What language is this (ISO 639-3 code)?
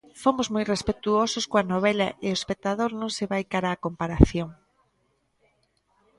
glg